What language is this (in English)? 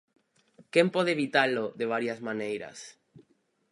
Galician